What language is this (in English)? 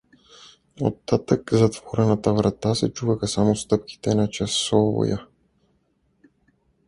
Bulgarian